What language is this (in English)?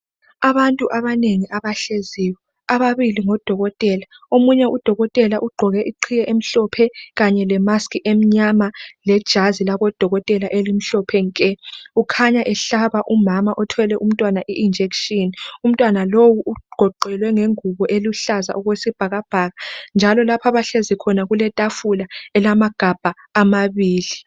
North Ndebele